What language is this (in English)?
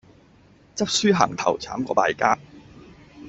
Cantonese